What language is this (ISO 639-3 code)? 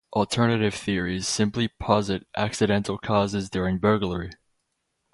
eng